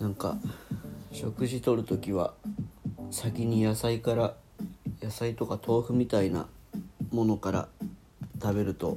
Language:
Japanese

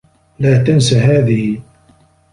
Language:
Arabic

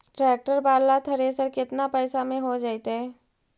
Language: Magahi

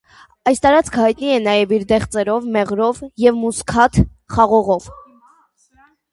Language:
Armenian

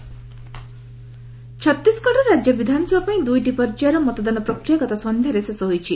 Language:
Odia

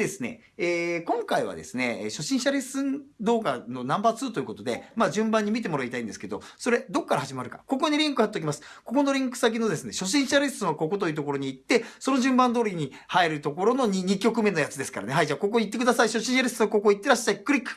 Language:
Japanese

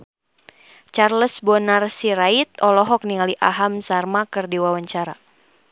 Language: Sundanese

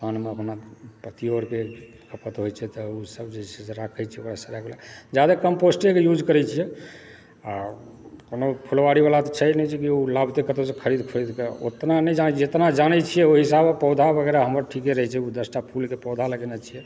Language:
Maithili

